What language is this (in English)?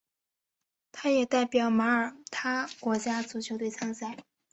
Chinese